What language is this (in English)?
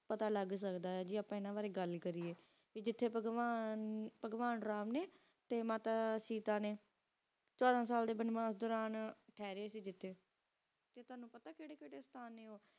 Punjabi